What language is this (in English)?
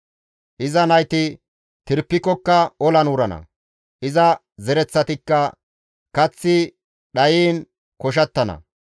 Gamo